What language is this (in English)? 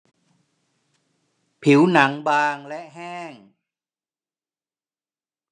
Thai